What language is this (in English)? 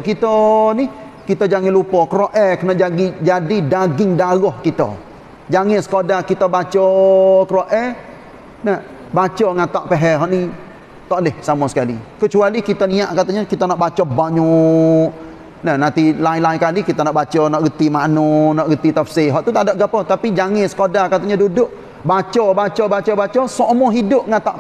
Malay